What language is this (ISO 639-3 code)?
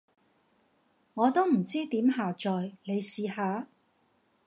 yue